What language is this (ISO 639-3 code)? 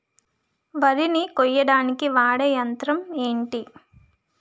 tel